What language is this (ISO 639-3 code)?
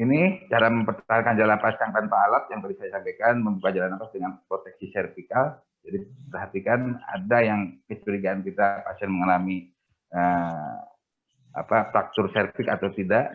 ind